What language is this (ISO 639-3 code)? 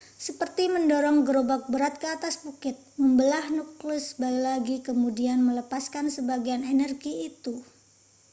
ind